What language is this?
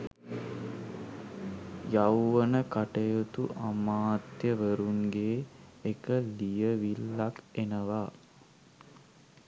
Sinhala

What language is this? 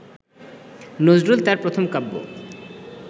Bangla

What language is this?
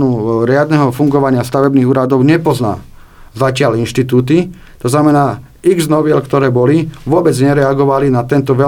Slovak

